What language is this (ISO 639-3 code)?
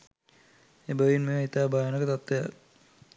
sin